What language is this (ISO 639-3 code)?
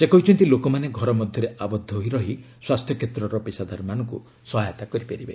ori